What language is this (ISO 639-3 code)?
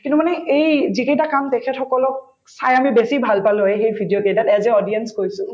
asm